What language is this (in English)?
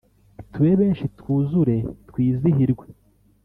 Kinyarwanda